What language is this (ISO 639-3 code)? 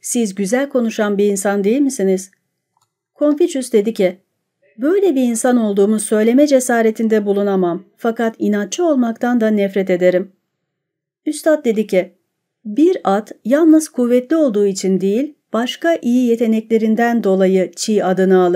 tur